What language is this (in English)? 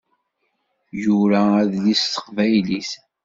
Kabyle